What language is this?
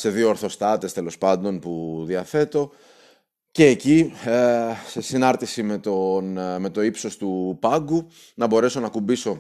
Greek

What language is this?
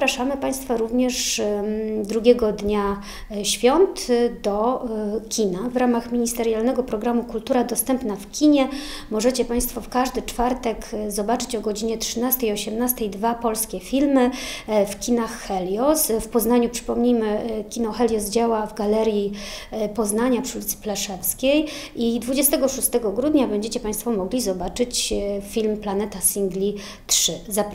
Polish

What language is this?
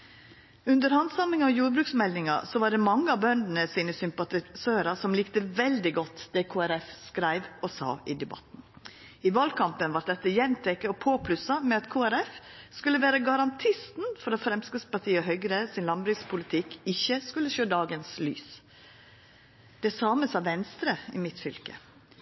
Norwegian Nynorsk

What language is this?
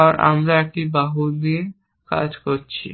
Bangla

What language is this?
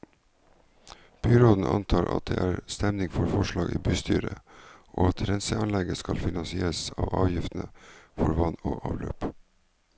Norwegian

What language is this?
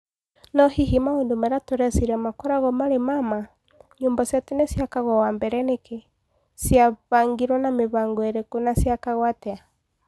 Kikuyu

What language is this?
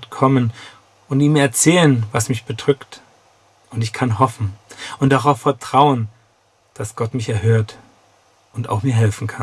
German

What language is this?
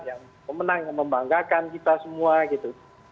Indonesian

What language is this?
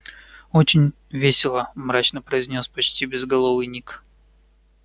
Russian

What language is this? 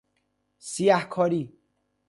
Persian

